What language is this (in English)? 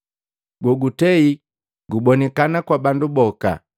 Matengo